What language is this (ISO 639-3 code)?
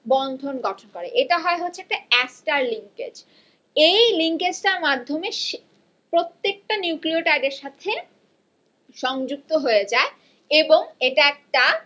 ben